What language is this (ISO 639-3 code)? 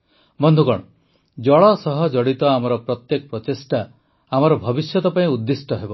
ori